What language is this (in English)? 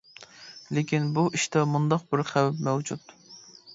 Uyghur